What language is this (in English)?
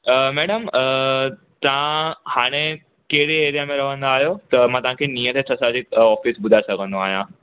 Sindhi